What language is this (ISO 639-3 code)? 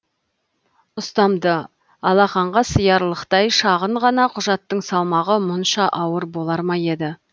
kaz